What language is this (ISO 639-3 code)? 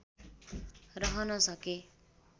nep